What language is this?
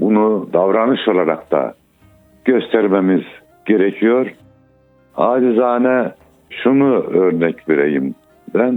Turkish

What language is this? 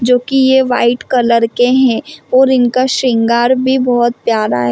Hindi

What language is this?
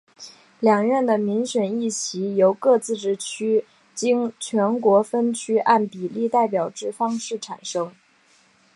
Chinese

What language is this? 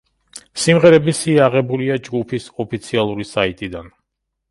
Georgian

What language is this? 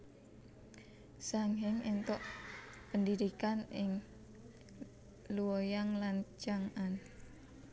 Javanese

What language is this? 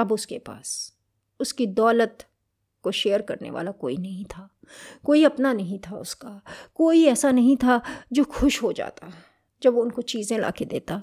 Hindi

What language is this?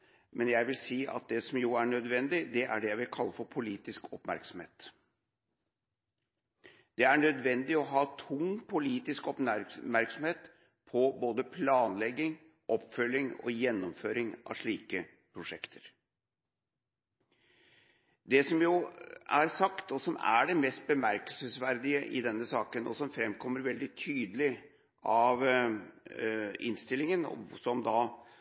Norwegian Bokmål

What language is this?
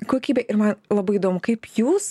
Lithuanian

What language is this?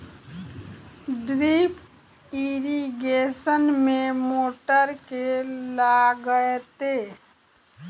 Maithili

